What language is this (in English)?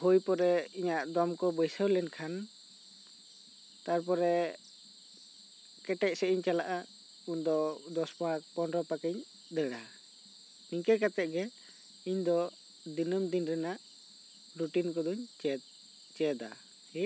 Santali